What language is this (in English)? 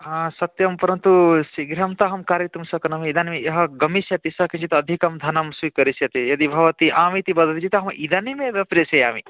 Sanskrit